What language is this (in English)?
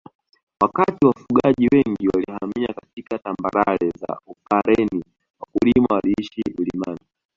Swahili